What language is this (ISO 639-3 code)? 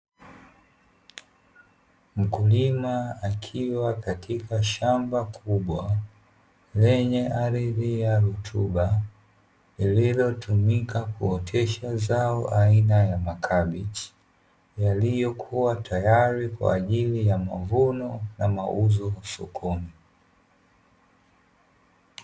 swa